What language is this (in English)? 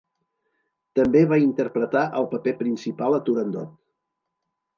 Catalan